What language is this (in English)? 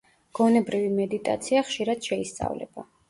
Georgian